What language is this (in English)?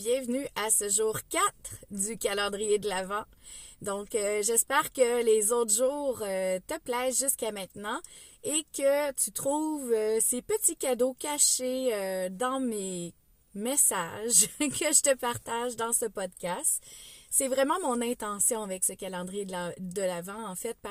French